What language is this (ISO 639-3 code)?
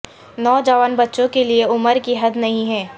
urd